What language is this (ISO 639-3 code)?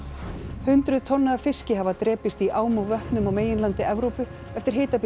isl